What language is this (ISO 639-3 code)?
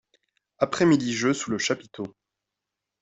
fra